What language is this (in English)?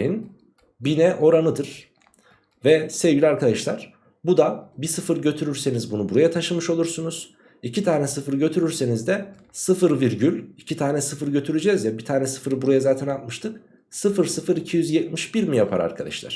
Turkish